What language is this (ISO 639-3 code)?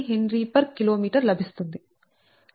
tel